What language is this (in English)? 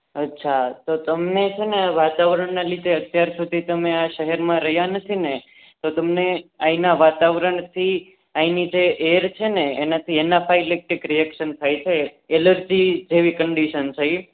Gujarati